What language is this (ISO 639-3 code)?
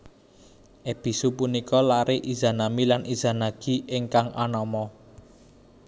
jav